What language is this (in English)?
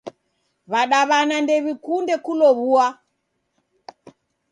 Taita